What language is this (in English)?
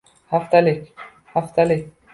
Uzbek